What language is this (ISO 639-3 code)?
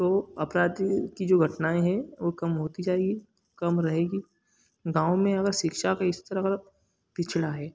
hin